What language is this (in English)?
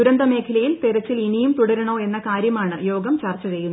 Malayalam